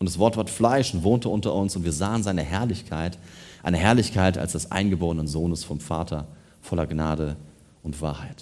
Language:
German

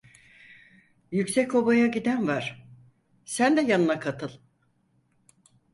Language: Turkish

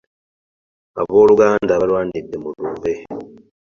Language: Ganda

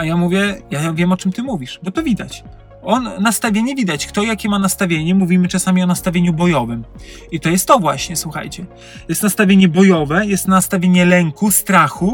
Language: Polish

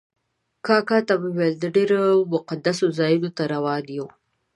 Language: Pashto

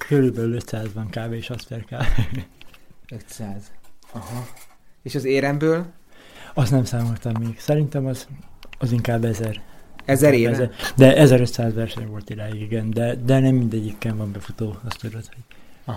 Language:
Hungarian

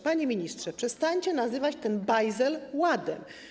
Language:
Polish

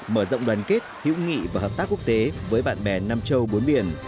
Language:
Vietnamese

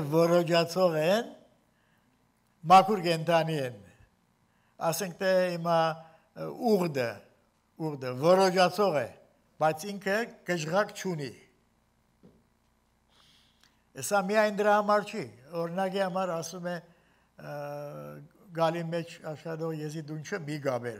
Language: Turkish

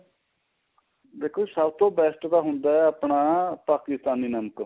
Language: Punjabi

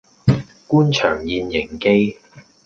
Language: Cantonese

